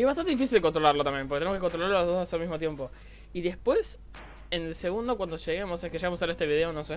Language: Spanish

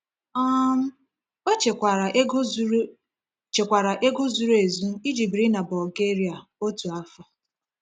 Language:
Igbo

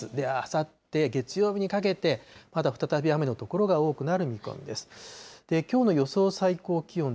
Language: Japanese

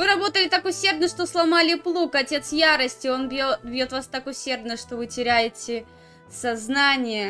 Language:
Russian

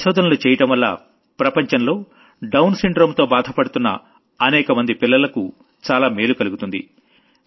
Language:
Telugu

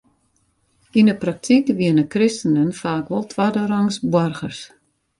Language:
Western Frisian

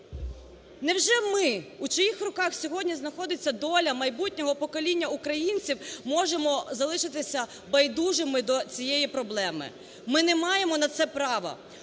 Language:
Ukrainian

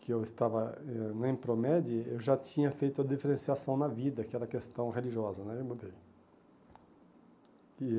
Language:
Portuguese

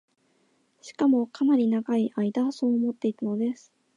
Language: Japanese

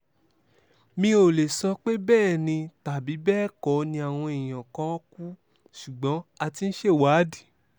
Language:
Yoruba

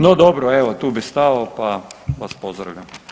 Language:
Croatian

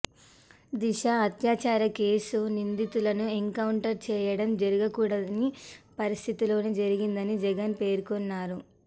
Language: Telugu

